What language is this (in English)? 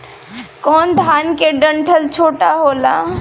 Bhojpuri